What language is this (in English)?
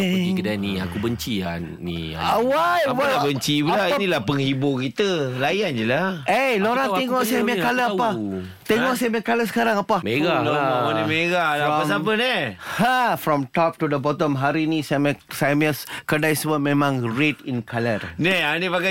Malay